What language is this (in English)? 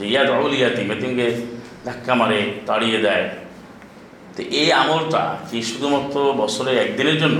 Bangla